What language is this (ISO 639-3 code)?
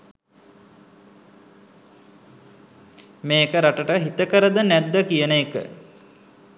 sin